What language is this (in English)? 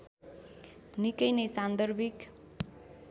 Nepali